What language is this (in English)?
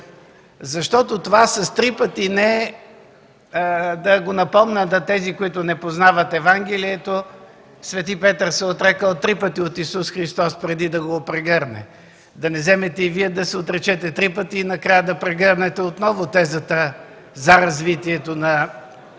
Bulgarian